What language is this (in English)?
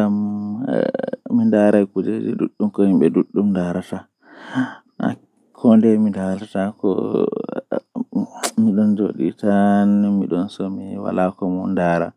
Western Niger Fulfulde